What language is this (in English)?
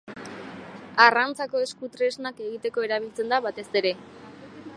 Basque